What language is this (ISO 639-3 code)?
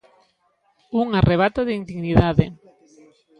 glg